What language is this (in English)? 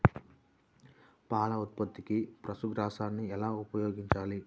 Telugu